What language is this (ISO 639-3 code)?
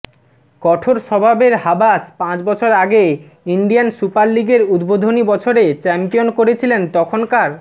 ben